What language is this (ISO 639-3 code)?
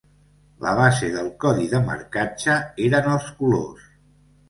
cat